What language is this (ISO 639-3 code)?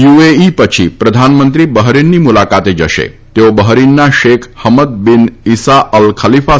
guj